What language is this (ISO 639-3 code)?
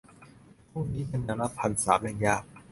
tha